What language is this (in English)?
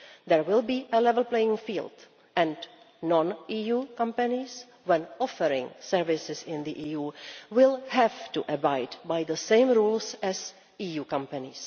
English